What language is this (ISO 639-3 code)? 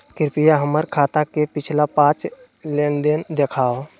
mag